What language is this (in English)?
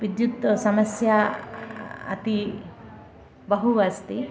Sanskrit